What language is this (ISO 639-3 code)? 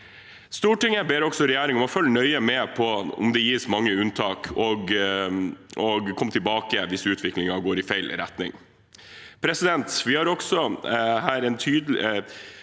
nor